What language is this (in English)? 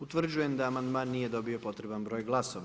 Croatian